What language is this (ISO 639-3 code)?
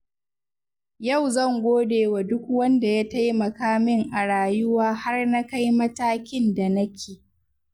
hau